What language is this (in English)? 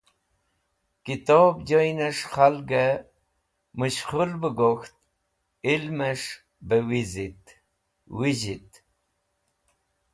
Wakhi